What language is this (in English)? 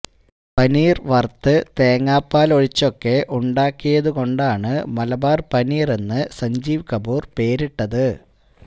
Malayalam